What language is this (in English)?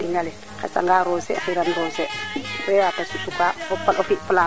Serer